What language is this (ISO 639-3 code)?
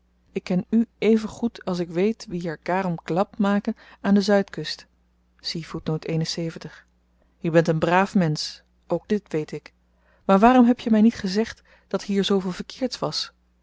nld